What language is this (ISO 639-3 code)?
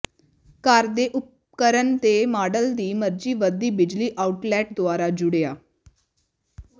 pan